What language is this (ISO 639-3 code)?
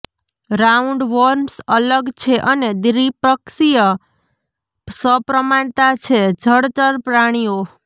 guj